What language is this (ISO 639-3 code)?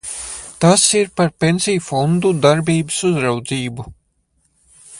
lav